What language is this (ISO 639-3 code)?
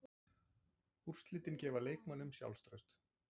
isl